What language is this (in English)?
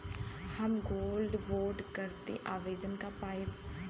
Bhojpuri